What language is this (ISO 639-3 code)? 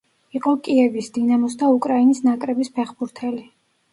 kat